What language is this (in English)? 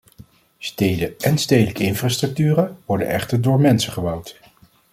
Dutch